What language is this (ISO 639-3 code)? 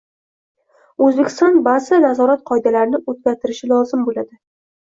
uzb